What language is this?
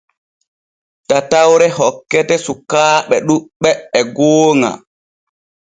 Borgu Fulfulde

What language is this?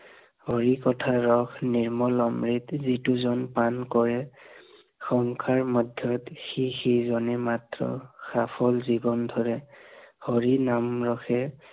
Assamese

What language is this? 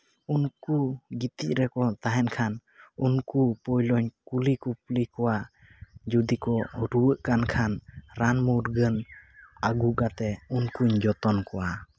Santali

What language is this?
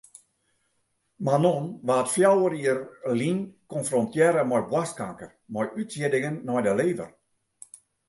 Western Frisian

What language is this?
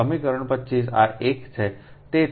Gujarati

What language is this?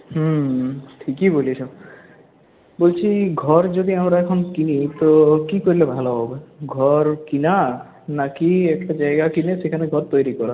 Bangla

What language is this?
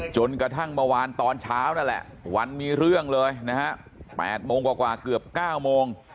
Thai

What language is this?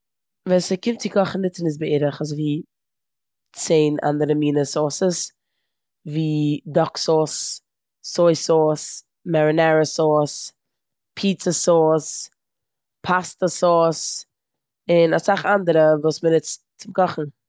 Yiddish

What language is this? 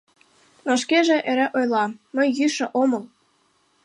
Mari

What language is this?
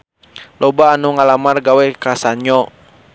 Sundanese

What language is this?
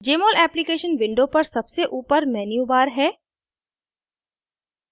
Hindi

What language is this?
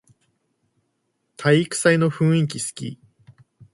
Japanese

